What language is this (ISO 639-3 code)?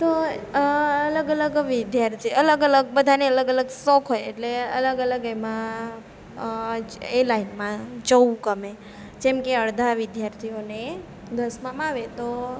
guj